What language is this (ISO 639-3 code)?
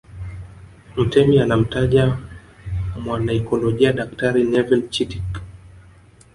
swa